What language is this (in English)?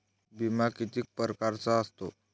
Marathi